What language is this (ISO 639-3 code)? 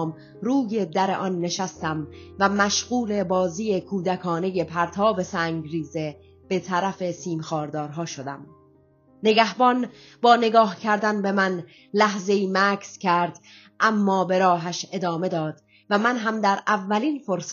fas